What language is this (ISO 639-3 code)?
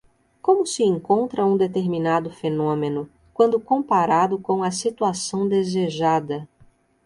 por